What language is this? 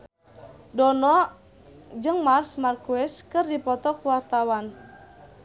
Sundanese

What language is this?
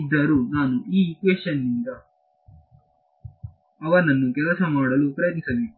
Kannada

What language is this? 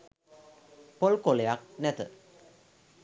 Sinhala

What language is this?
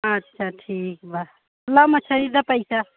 Hindi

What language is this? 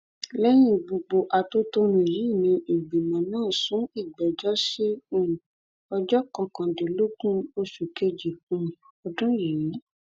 Yoruba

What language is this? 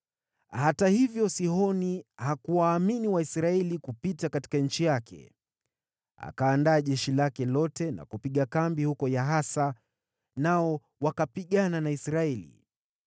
Swahili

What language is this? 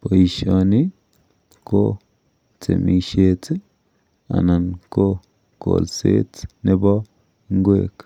Kalenjin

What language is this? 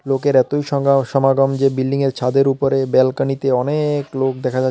Bangla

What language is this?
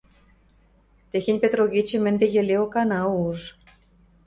Western Mari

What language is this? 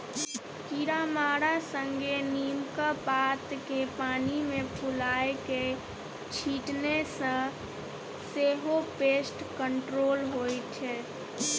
Maithili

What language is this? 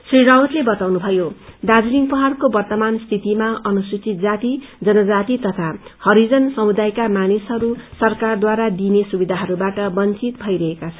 Nepali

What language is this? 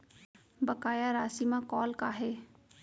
Chhattisgarhi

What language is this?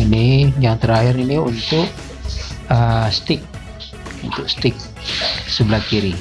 Indonesian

